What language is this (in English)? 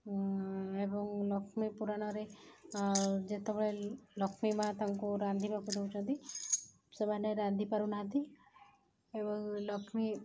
Odia